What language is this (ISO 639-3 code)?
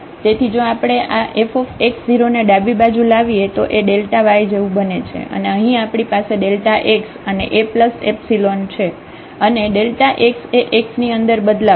guj